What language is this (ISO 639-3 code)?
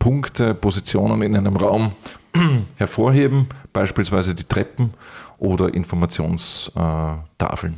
deu